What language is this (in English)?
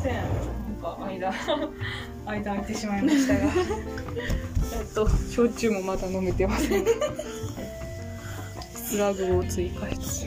Japanese